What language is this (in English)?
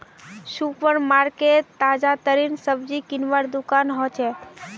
Magahi